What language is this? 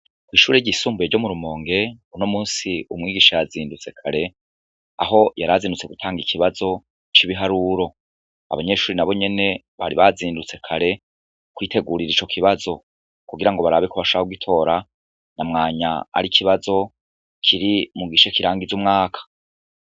Rundi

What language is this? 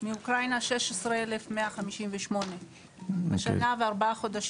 Hebrew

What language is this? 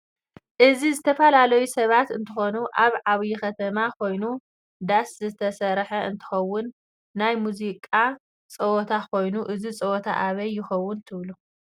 Tigrinya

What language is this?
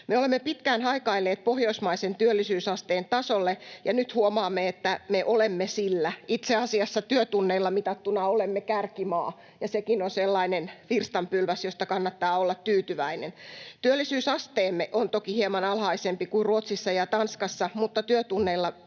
Finnish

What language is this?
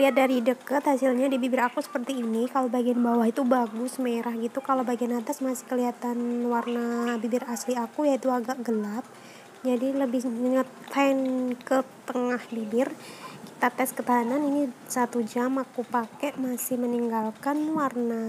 Indonesian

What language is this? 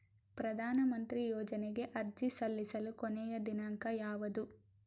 Kannada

